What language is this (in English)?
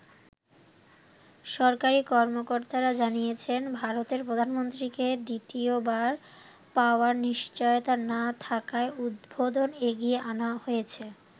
Bangla